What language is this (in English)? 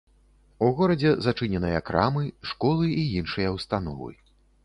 Belarusian